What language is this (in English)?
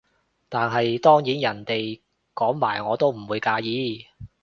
Cantonese